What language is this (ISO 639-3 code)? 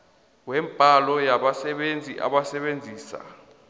nbl